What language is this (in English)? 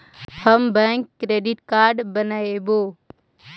Magahi